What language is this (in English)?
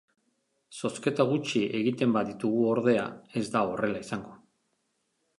Basque